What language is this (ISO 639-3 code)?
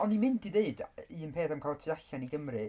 cym